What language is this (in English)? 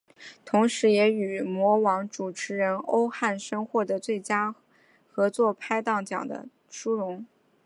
Chinese